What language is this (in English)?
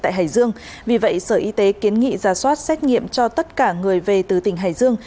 Vietnamese